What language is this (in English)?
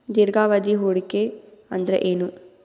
Kannada